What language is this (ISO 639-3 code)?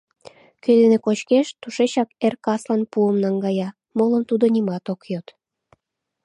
chm